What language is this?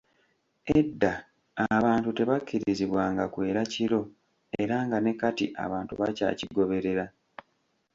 Ganda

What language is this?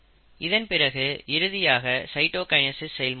Tamil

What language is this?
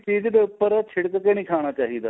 Punjabi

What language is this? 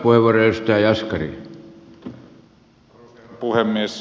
Finnish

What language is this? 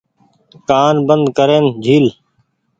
Goaria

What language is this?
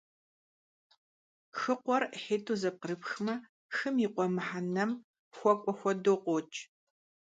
Kabardian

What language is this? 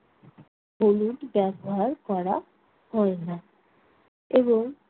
Bangla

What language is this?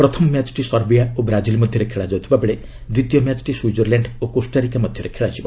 Odia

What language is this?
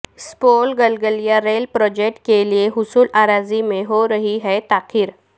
Urdu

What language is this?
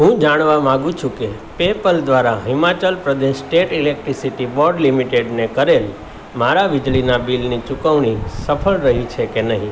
Gujarati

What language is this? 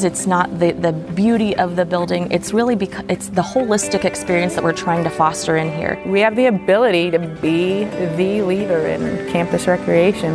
English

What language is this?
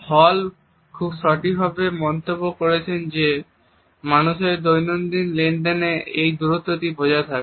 Bangla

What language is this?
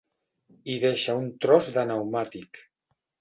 Catalan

